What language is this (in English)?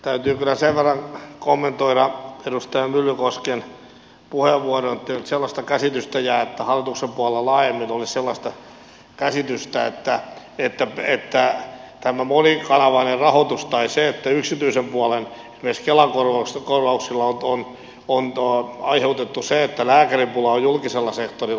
Finnish